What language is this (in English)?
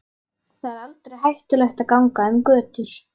Icelandic